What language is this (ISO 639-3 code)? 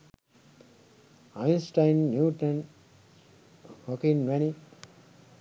sin